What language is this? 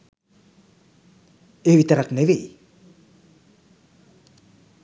Sinhala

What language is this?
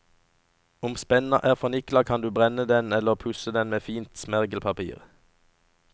Norwegian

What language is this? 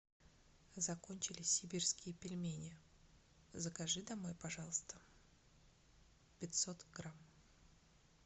Russian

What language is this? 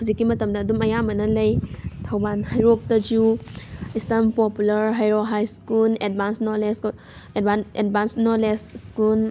Manipuri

